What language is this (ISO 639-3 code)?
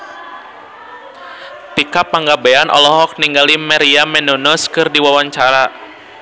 sun